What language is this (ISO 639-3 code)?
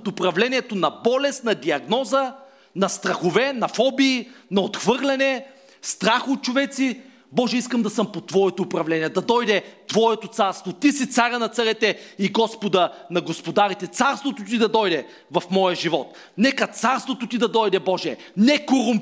bul